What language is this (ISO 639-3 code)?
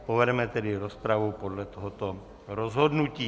ces